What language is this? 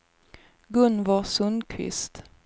Swedish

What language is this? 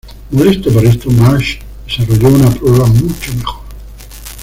Spanish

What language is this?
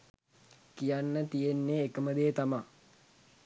Sinhala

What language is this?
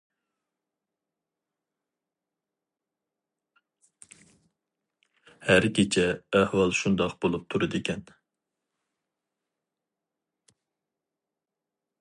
Uyghur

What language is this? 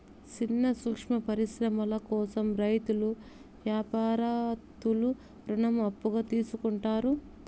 Telugu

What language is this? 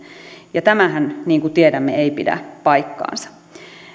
Finnish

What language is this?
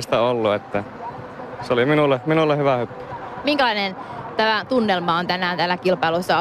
Finnish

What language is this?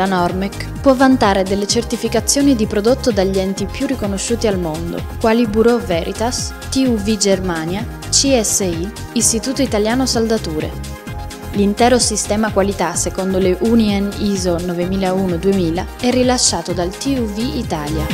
Italian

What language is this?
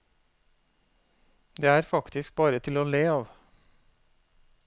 Norwegian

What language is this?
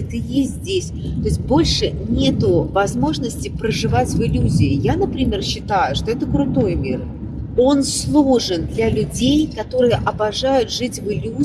Russian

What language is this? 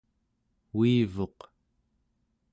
Central Yupik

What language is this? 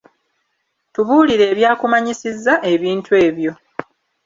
Ganda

